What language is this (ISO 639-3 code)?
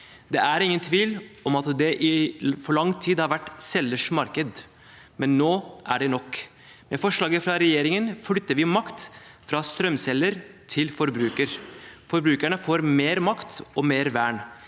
nor